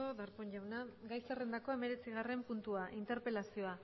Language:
Basque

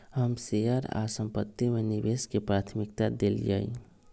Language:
Magahi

